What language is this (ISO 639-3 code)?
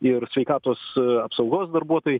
lit